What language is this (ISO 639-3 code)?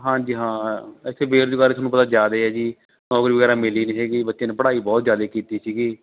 pan